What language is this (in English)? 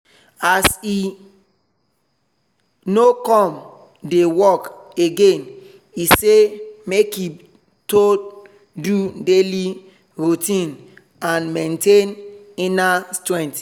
Nigerian Pidgin